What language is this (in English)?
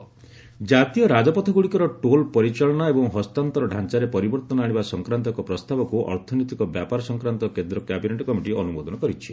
Odia